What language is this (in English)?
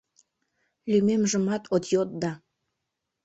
Mari